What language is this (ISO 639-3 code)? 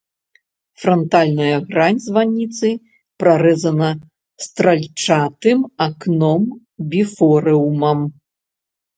bel